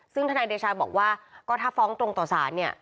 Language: Thai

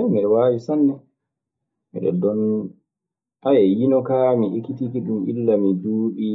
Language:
Maasina Fulfulde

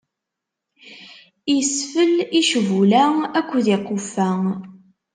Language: Kabyle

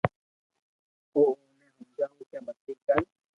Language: Loarki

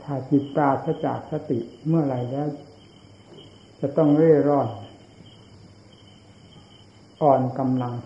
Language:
Thai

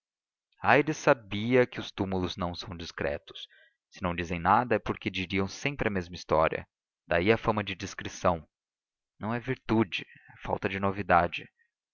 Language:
Portuguese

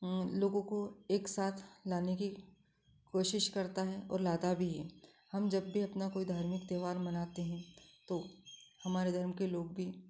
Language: Hindi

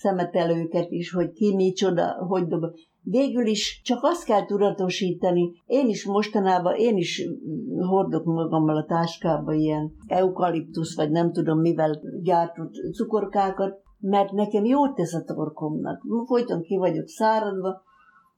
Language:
Hungarian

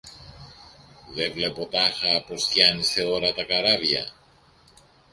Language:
Greek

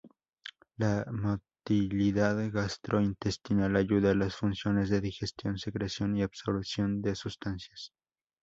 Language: Spanish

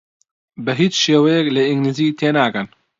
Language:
Central Kurdish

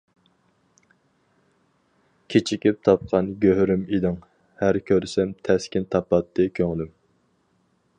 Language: Uyghur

